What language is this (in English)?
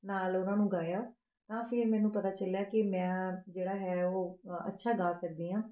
Punjabi